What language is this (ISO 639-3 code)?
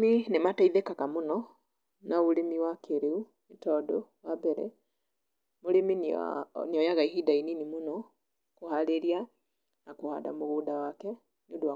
kik